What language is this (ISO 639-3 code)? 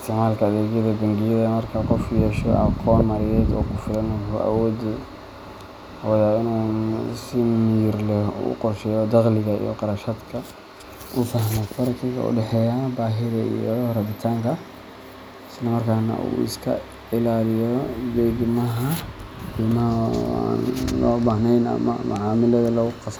som